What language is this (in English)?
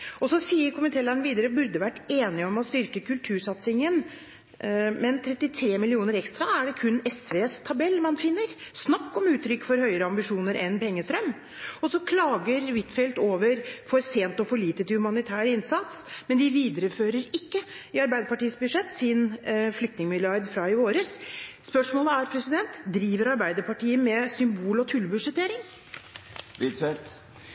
Norwegian Bokmål